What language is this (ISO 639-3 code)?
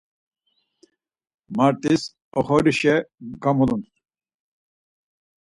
lzz